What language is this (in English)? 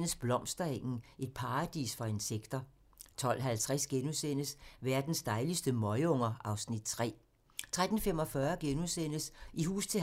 Danish